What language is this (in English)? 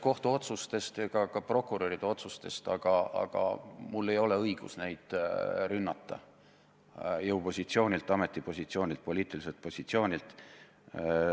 Estonian